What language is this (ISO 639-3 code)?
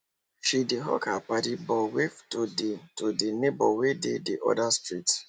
pcm